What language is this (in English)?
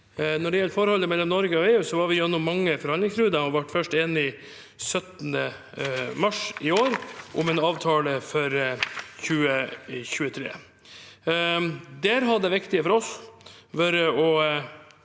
Norwegian